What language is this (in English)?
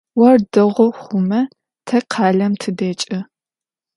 Adyghe